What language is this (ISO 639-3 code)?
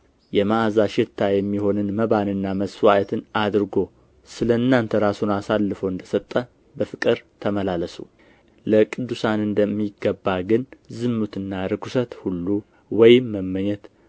amh